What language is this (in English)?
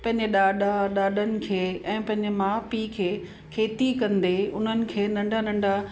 Sindhi